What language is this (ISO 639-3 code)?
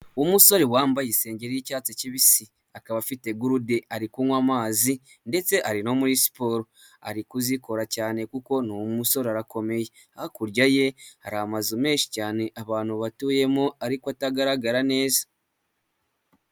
kin